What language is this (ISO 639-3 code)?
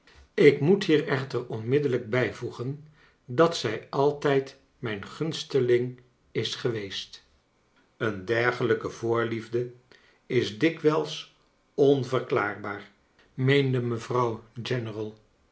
nld